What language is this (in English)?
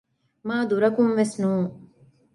Divehi